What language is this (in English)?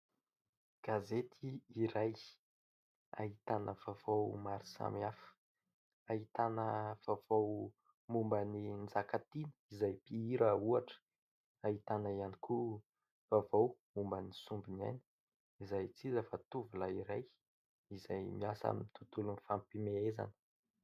Malagasy